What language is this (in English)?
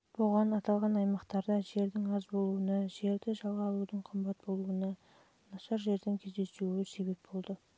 Kazakh